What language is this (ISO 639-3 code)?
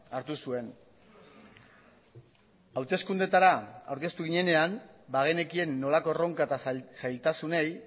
eus